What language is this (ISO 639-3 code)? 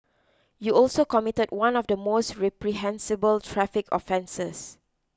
eng